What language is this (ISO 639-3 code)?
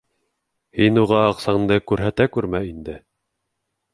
bak